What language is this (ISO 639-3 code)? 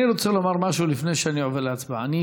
heb